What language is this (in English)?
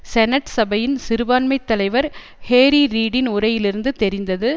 Tamil